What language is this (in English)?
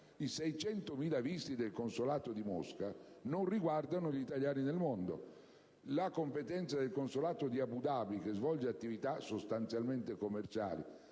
Italian